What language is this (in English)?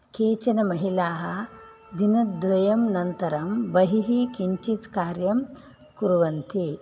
Sanskrit